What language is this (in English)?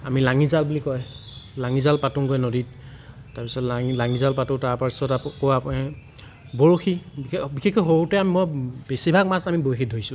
Assamese